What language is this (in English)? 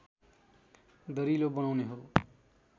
Nepali